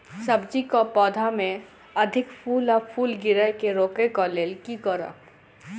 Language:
Maithili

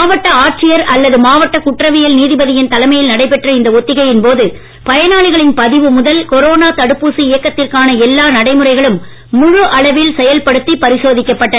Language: Tamil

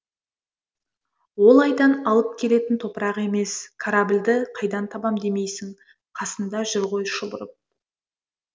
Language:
Kazakh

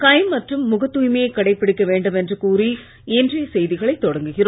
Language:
Tamil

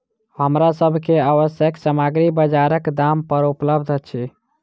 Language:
Maithili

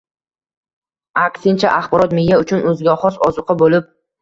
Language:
Uzbek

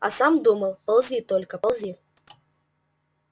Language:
Russian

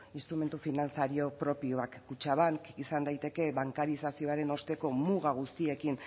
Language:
Basque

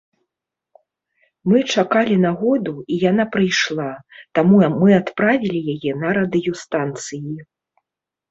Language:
Belarusian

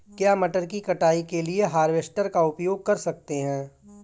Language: Hindi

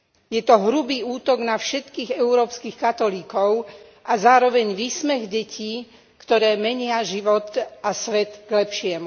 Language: Slovak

